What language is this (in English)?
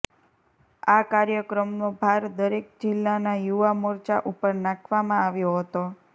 Gujarati